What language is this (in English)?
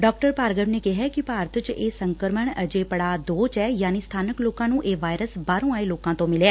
Punjabi